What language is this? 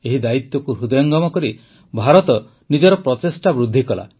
Odia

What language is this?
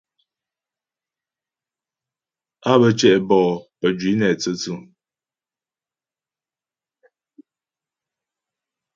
Ghomala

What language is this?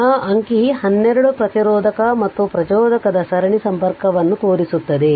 Kannada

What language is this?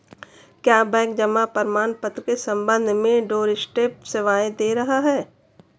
Hindi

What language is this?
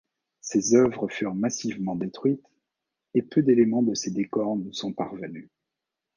French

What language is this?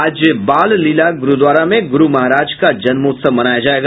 Hindi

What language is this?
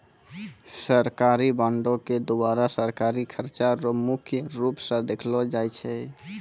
Maithili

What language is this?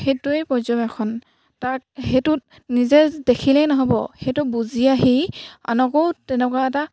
Assamese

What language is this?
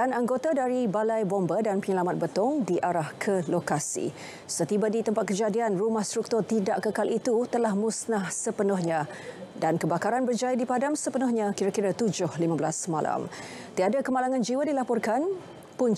Malay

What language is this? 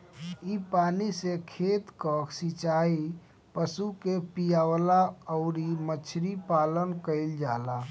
Bhojpuri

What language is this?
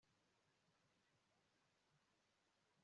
Kinyarwanda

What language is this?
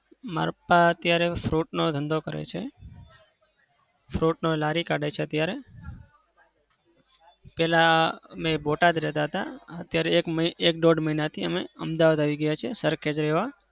Gujarati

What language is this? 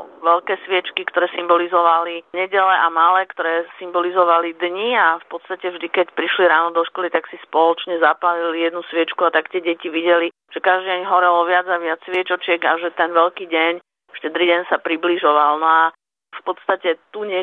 Slovak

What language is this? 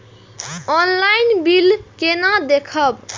Maithili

